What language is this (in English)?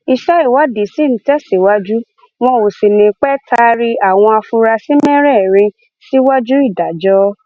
Yoruba